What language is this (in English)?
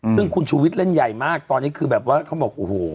Thai